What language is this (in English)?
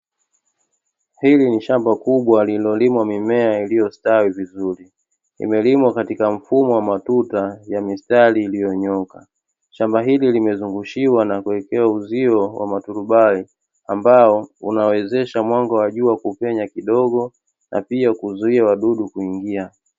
Swahili